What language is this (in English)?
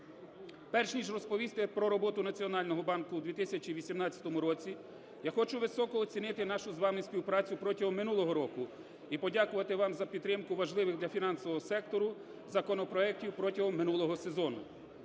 Ukrainian